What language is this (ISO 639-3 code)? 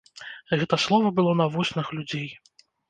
bel